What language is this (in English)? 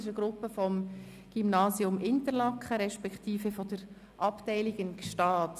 Swiss German